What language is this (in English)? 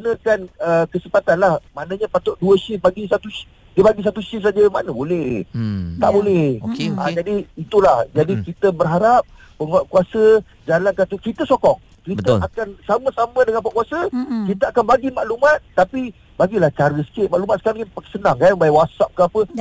Malay